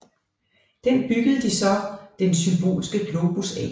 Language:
Danish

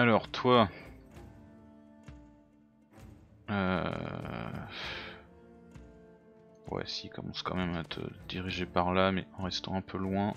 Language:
French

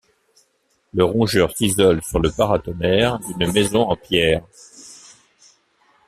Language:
French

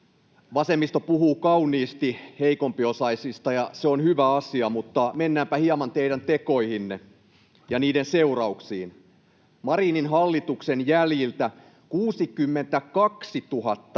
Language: Finnish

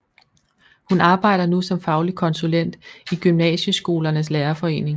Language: Danish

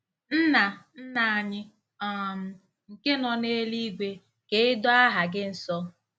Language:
Igbo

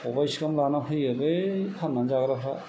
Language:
Bodo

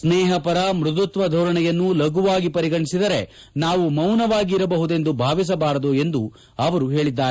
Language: Kannada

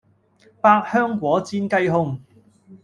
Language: Cantonese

